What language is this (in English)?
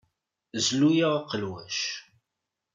Kabyle